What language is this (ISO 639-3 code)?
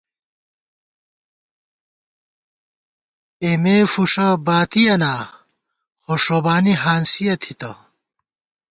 gwt